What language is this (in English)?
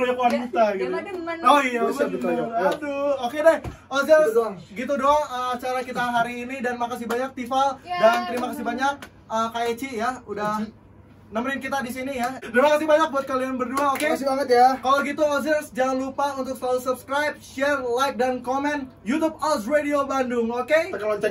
Indonesian